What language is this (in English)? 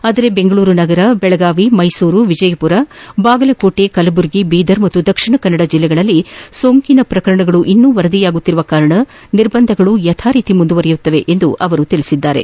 Kannada